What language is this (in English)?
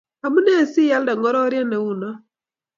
Kalenjin